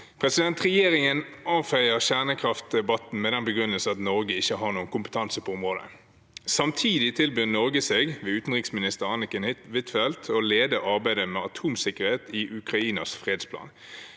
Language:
Norwegian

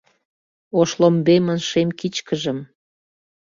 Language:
Mari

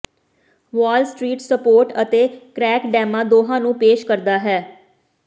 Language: Punjabi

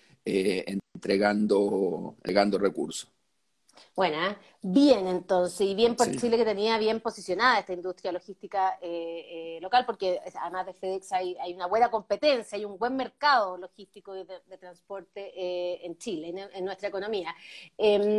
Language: Spanish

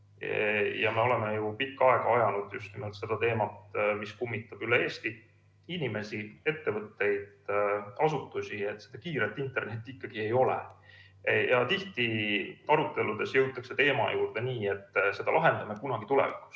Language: Estonian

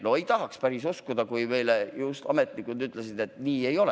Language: Estonian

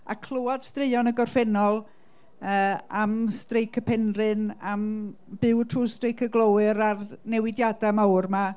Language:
Welsh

